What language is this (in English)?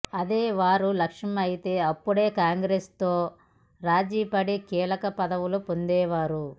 Telugu